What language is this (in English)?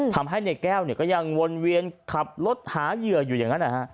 Thai